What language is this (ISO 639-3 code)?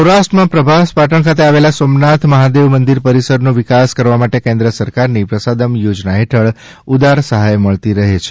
guj